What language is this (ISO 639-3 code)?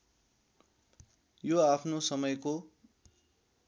nep